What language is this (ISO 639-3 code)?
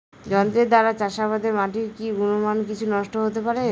ben